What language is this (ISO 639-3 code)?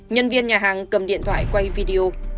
vie